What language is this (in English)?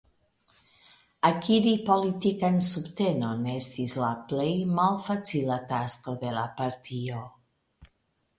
Esperanto